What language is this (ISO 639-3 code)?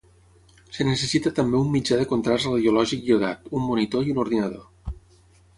cat